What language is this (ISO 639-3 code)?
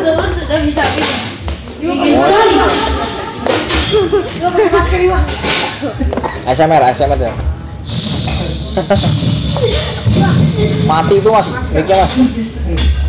ind